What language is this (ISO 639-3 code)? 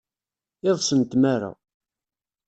kab